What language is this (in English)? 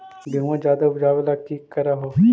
Magahi